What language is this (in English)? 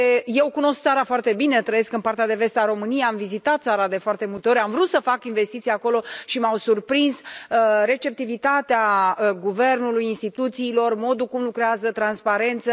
Romanian